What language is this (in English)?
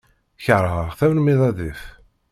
Kabyle